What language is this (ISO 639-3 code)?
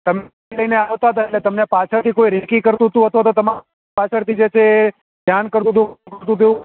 guj